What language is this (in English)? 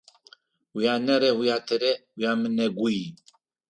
Adyghe